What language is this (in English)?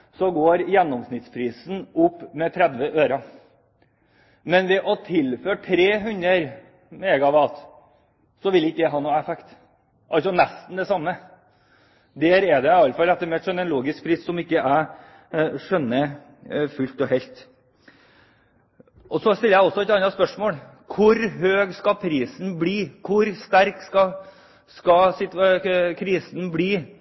Norwegian Bokmål